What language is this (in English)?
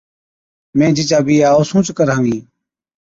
Od